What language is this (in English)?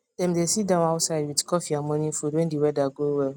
Nigerian Pidgin